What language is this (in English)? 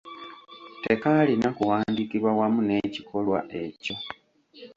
Ganda